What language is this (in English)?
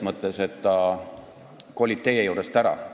Estonian